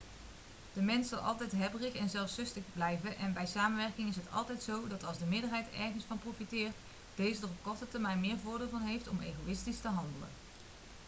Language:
Dutch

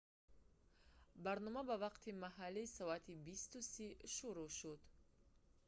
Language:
Tajik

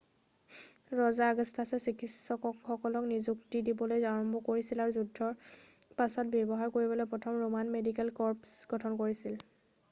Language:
Assamese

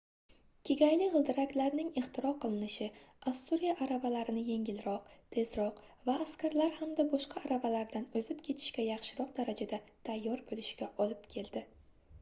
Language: Uzbek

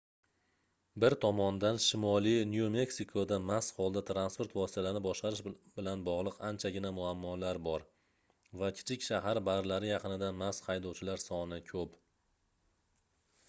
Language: Uzbek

